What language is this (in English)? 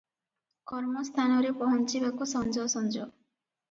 Odia